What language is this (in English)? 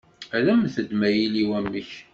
Kabyle